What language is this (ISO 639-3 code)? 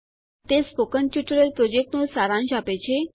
guj